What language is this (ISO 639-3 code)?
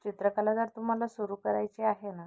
mar